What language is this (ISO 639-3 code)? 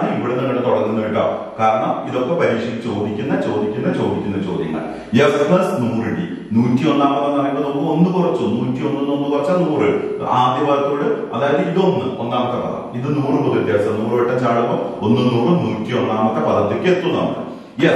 ron